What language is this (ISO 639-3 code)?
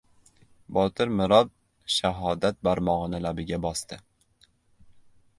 uzb